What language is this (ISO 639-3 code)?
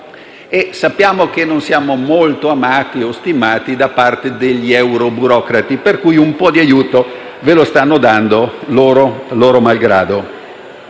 ita